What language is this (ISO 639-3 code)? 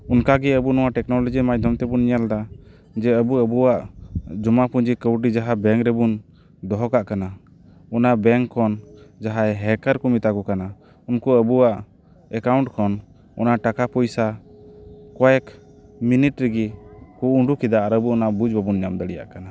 sat